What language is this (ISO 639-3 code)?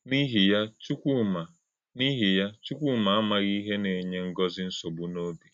ibo